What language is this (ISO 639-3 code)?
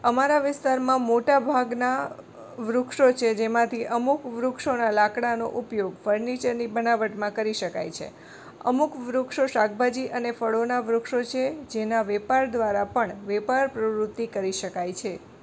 guj